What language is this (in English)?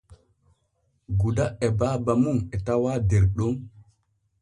Borgu Fulfulde